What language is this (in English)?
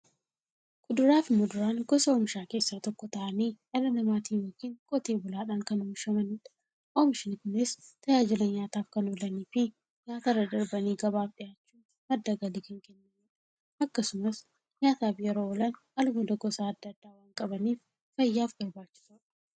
Oromo